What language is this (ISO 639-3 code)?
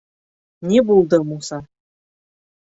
bak